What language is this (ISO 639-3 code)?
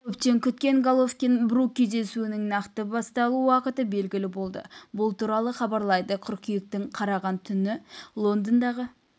kaz